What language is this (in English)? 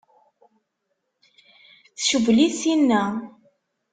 Kabyle